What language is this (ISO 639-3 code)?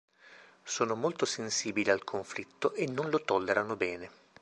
ita